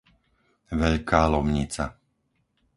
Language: Slovak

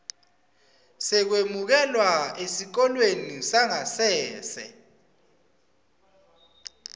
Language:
Swati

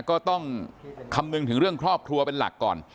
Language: Thai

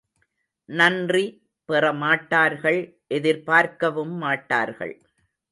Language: Tamil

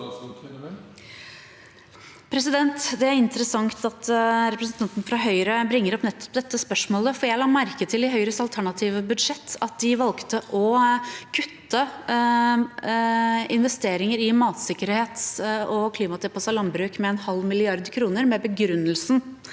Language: Norwegian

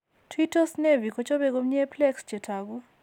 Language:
Kalenjin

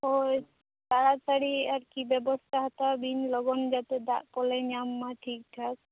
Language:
Santali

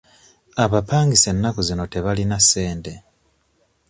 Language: Ganda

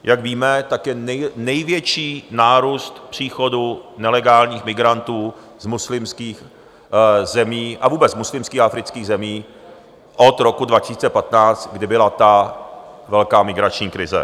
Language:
Czech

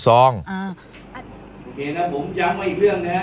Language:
Thai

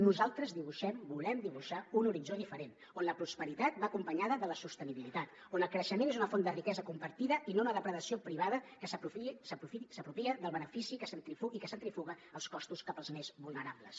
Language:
Catalan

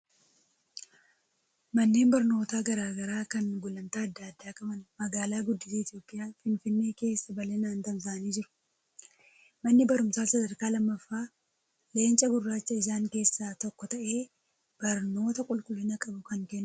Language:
Oromo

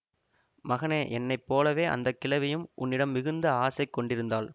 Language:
Tamil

